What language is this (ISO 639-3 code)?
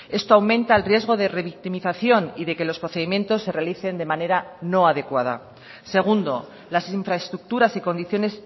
spa